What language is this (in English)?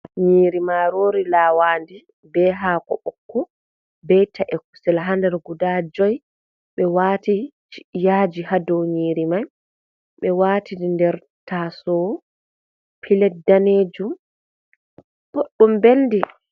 Fula